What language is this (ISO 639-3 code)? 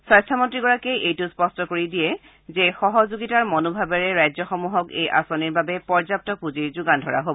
asm